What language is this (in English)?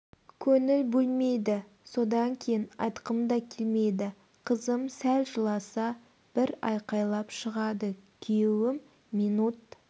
Kazakh